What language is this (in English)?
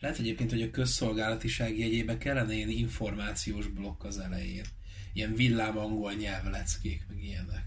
Hungarian